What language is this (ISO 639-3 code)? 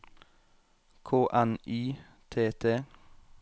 nor